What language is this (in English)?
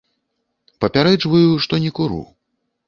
Belarusian